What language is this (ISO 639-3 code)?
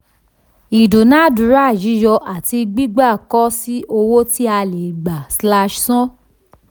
yor